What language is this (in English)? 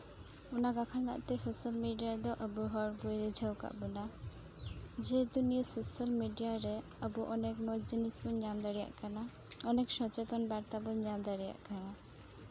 Santali